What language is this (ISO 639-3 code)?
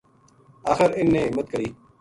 gju